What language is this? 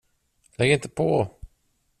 Swedish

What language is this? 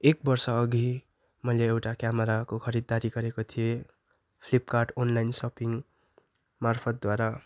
Nepali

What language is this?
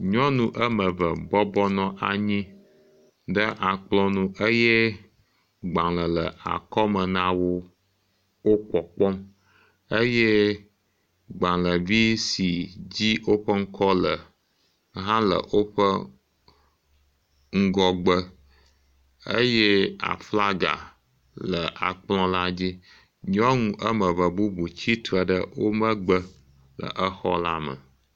Ewe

